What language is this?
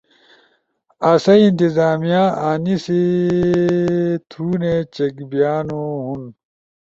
Ushojo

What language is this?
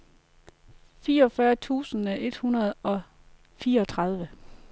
Danish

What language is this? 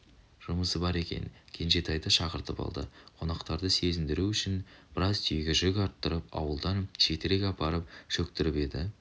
Kazakh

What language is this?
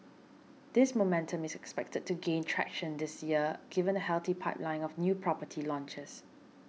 English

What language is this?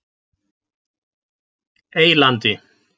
Icelandic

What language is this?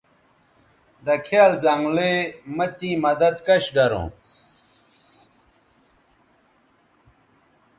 Bateri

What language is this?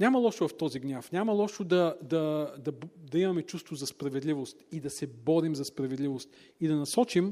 Bulgarian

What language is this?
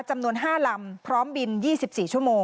Thai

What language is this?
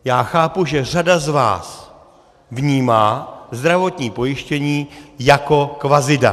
Czech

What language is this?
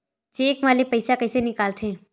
Chhattisgarhi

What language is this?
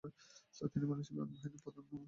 Bangla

